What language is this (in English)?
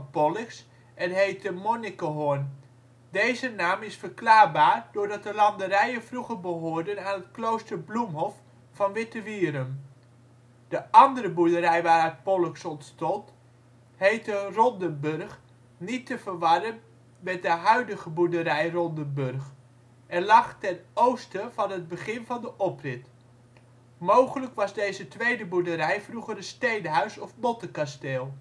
Dutch